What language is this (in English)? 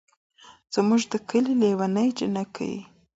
Pashto